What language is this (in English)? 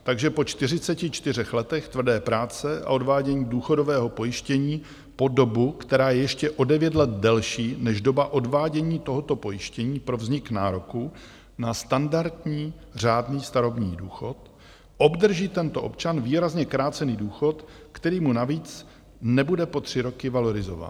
Czech